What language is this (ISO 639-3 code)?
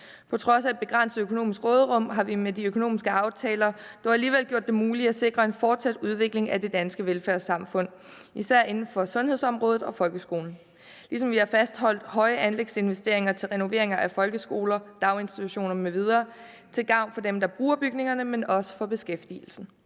dan